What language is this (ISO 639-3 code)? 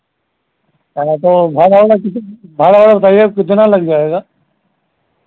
hin